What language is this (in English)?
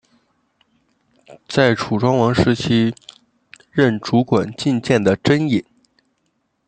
Chinese